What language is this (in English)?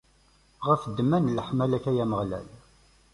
Kabyle